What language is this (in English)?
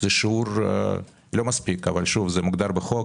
Hebrew